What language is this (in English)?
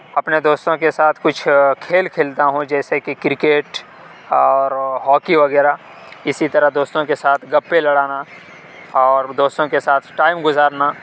Urdu